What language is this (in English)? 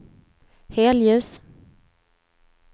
Swedish